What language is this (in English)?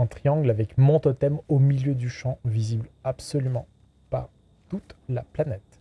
French